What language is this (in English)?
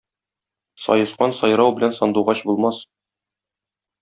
Tatar